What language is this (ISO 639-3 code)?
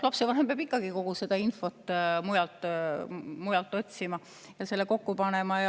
est